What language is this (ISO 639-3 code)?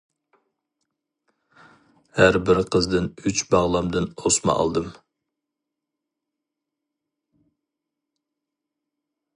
uig